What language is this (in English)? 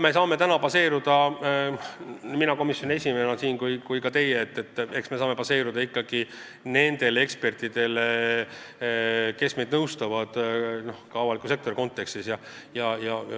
Estonian